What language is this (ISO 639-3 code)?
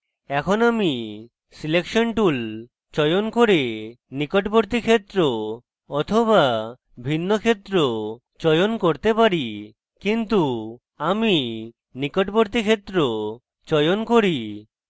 ben